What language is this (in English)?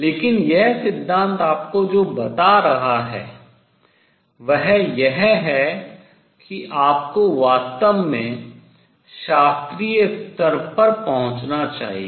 Hindi